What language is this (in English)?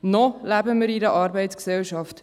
Swiss German